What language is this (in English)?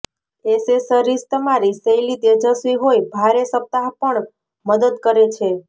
Gujarati